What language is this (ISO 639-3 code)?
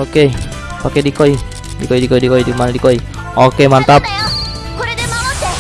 ind